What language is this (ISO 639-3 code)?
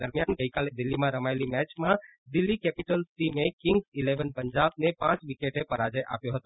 guj